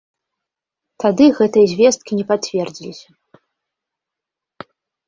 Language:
Belarusian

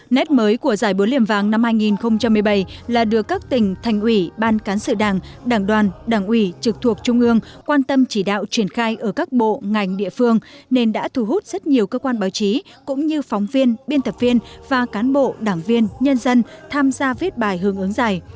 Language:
Vietnamese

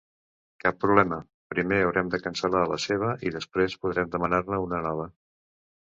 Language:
Catalan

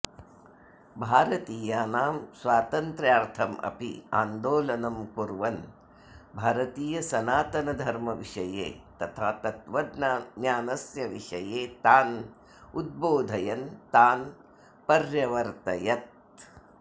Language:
Sanskrit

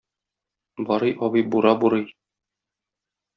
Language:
Tatar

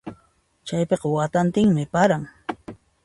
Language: Puno Quechua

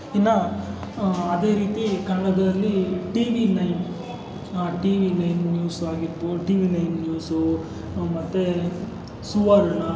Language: Kannada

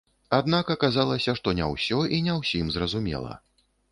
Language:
Belarusian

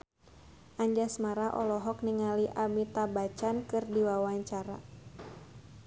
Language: Sundanese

